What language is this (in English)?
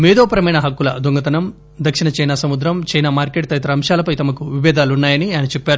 Telugu